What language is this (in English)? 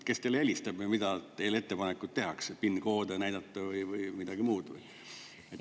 Estonian